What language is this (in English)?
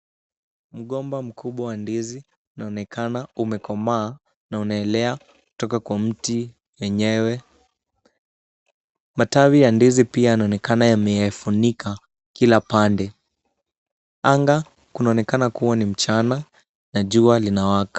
Swahili